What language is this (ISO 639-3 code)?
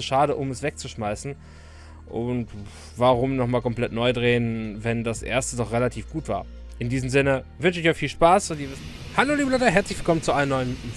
deu